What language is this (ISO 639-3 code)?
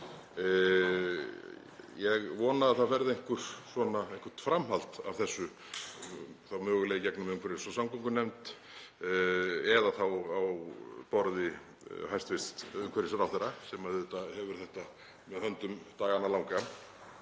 isl